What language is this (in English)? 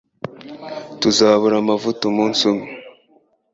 Kinyarwanda